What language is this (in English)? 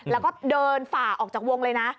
Thai